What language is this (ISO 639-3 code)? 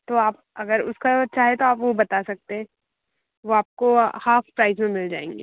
hin